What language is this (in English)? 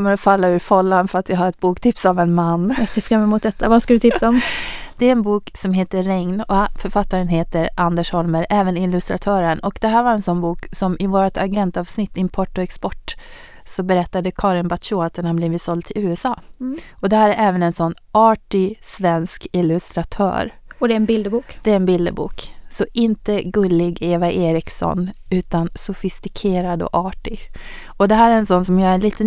Swedish